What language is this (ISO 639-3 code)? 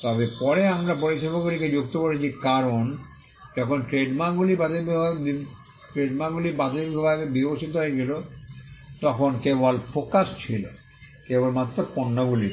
ben